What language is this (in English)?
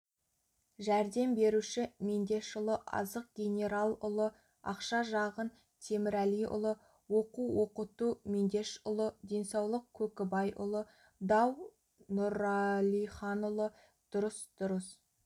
Kazakh